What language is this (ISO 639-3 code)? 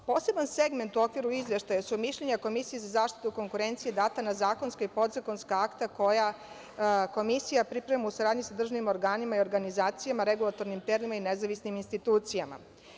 srp